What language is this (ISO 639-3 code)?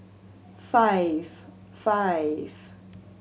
eng